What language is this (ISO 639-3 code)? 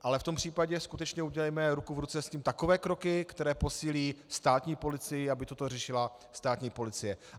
ces